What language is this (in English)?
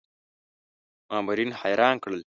Pashto